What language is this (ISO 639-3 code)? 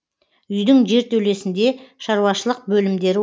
kaz